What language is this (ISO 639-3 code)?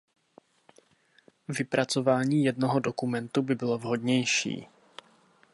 ces